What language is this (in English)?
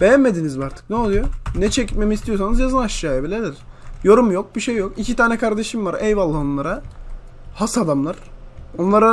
Turkish